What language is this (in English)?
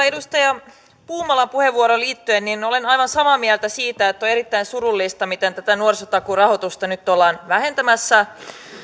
Finnish